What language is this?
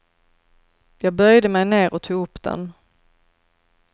Swedish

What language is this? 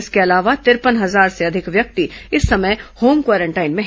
Hindi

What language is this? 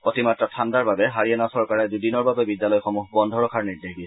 Assamese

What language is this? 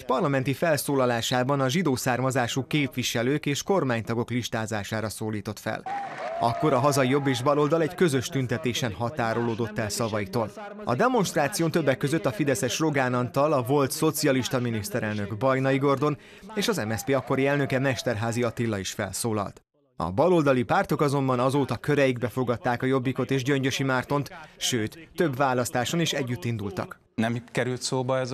Hungarian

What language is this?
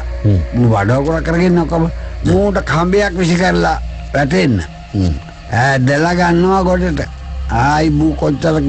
Indonesian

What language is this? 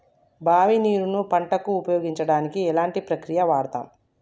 Telugu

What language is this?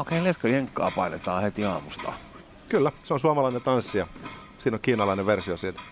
Finnish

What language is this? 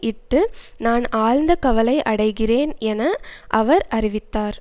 Tamil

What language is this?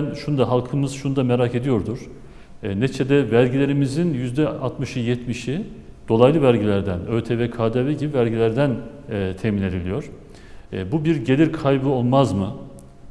Turkish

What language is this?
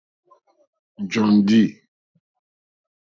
Mokpwe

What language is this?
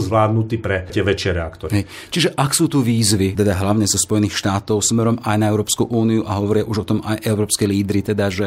Slovak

